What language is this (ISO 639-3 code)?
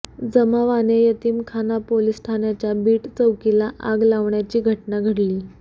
mar